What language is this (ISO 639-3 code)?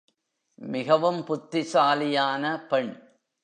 tam